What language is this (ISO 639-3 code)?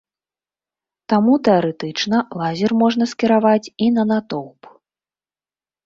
bel